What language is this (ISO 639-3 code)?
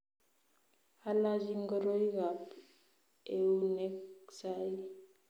kln